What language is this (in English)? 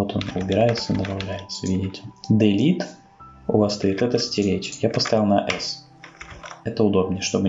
Russian